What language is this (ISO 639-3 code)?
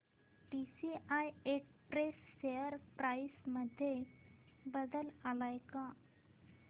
mar